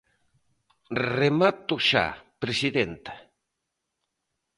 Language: Galician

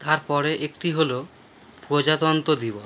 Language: Bangla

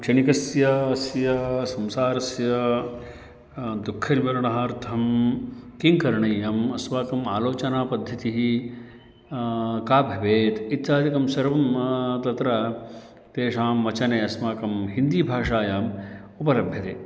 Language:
Sanskrit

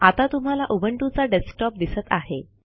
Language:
Marathi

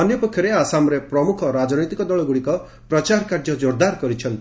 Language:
Odia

